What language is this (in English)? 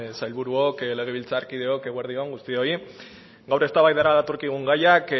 Basque